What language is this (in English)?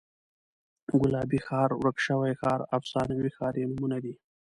Pashto